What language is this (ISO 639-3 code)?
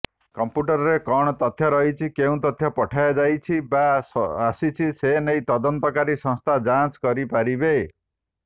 ori